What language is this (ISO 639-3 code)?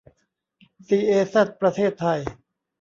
tha